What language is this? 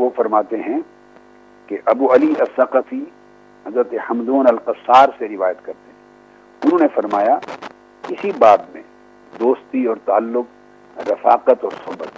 Urdu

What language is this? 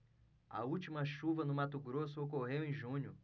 Portuguese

